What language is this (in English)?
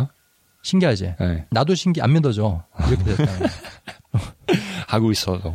Korean